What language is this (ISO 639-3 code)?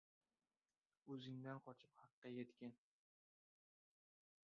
uzb